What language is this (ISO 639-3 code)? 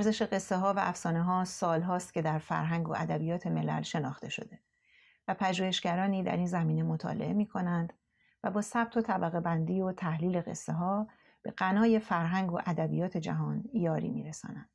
fas